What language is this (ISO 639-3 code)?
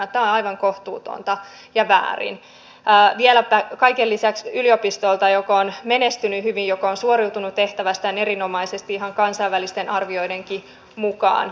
fin